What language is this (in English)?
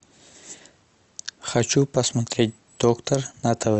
Russian